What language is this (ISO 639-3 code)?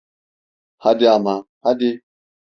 tur